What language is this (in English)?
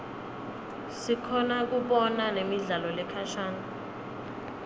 Swati